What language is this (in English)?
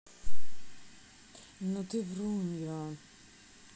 Russian